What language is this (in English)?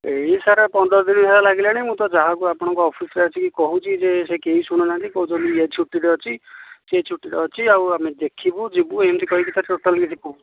Odia